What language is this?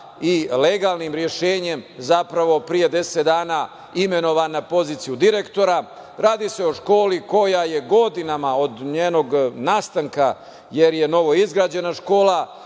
Serbian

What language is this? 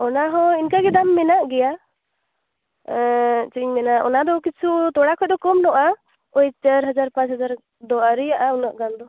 Santali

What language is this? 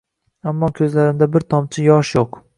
Uzbek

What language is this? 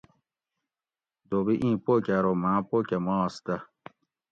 Gawri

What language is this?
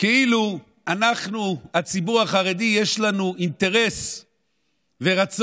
Hebrew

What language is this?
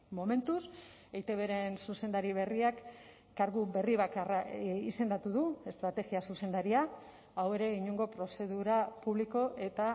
Basque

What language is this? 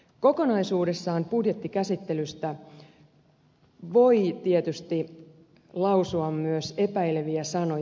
Finnish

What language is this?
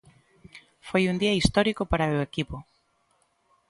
Galician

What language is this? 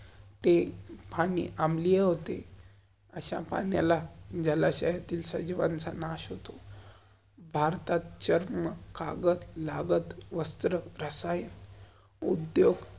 Marathi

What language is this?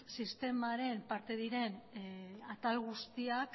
Basque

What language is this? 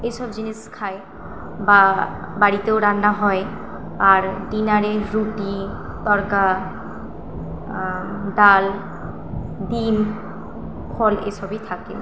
Bangla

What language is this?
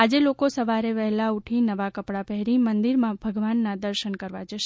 Gujarati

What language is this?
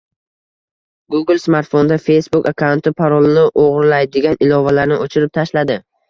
Uzbek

